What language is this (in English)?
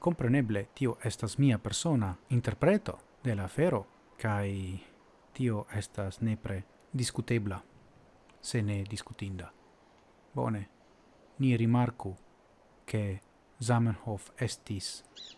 Italian